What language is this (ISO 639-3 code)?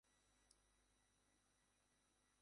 ben